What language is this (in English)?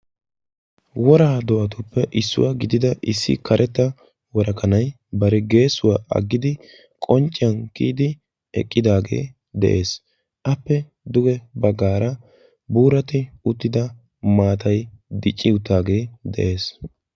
Wolaytta